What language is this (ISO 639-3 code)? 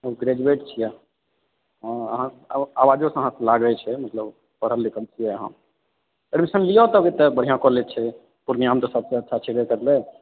mai